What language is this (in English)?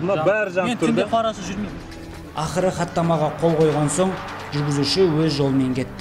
Russian